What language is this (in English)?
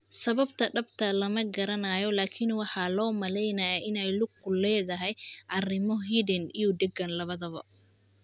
Somali